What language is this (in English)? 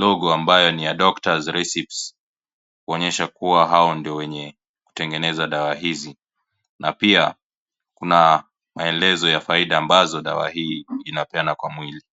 Swahili